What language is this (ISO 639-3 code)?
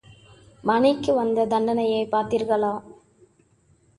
tam